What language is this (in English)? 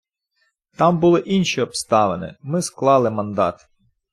Ukrainian